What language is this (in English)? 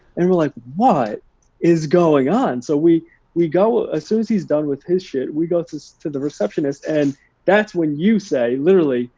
English